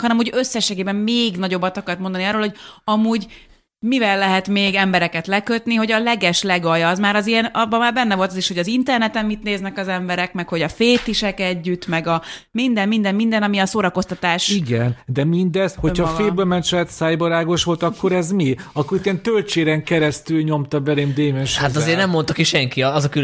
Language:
Hungarian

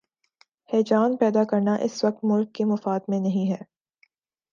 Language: Urdu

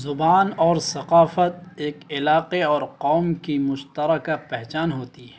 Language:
Urdu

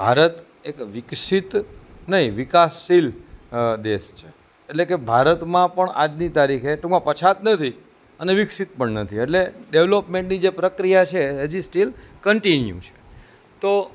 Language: Gujarati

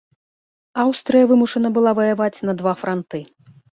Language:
Belarusian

